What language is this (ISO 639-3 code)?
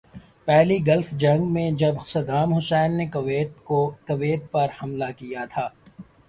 urd